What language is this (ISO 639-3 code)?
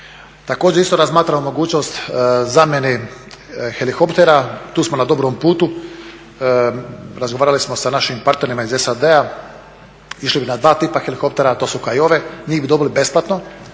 hrv